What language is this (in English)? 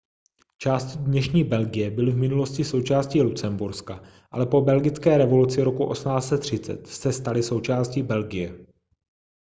Czech